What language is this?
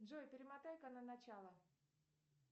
Russian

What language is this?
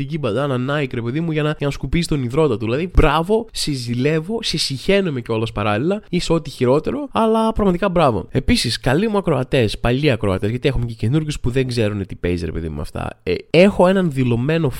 Greek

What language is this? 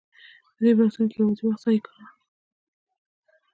Pashto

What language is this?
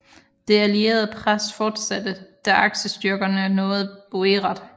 Danish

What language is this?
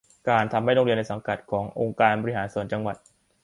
Thai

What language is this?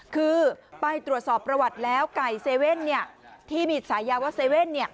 Thai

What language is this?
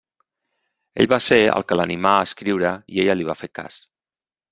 Catalan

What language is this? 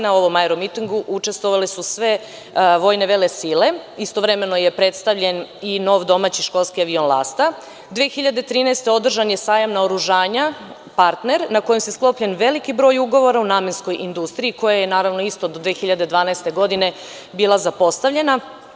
Serbian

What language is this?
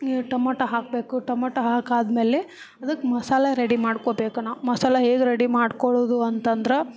Kannada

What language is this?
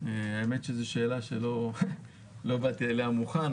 Hebrew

